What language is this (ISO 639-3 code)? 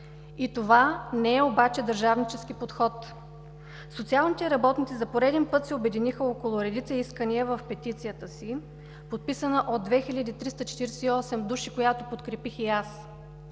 bul